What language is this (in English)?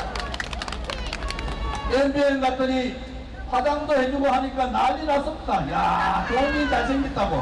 Korean